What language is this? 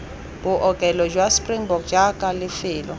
Tswana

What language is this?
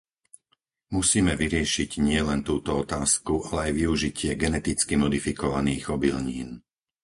Slovak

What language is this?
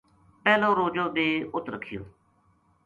Gujari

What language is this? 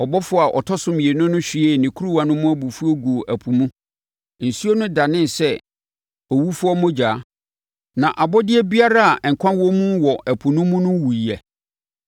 Akan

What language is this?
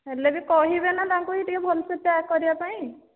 Odia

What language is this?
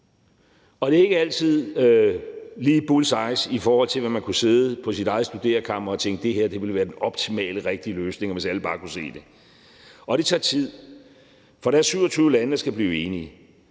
Danish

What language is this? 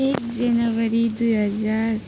Nepali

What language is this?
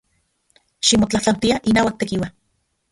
Central Puebla Nahuatl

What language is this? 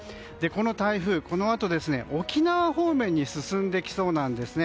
Japanese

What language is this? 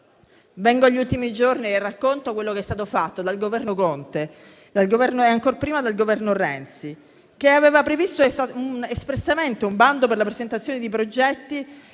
Italian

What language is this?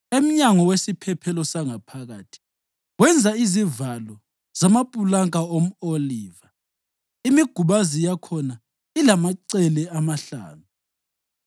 North Ndebele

